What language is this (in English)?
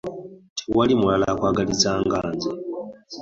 Ganda